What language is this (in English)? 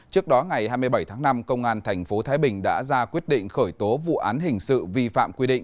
Vietnamese